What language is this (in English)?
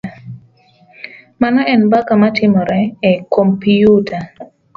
Luo (Kenya and Tanzania)